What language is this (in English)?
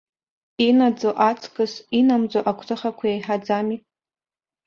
Abkhazian